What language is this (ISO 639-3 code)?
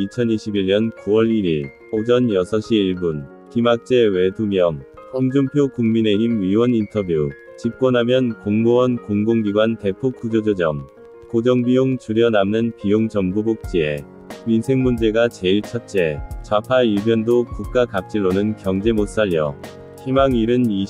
kor